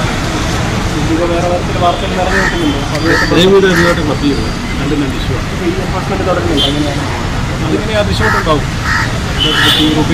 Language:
Polish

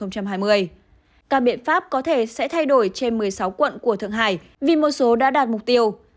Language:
Vietnamese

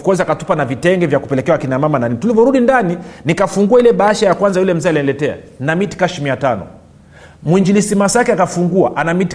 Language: Swahili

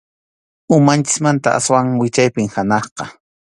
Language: Arequipa-La Unión Quechua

